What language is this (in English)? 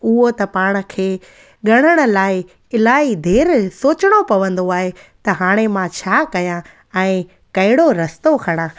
Sindhi